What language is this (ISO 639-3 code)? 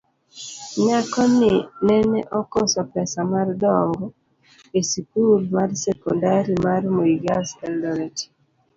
luo